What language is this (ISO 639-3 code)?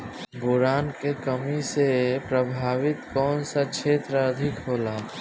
bho